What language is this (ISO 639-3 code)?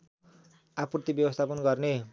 nep